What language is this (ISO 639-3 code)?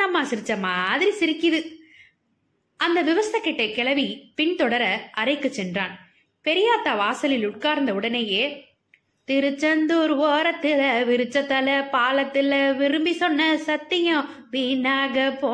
tam